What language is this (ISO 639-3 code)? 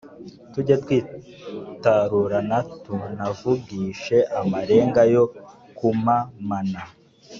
kin